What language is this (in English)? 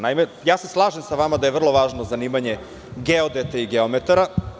Serbian